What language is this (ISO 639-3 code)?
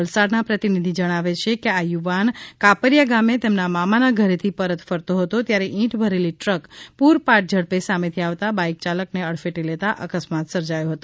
guj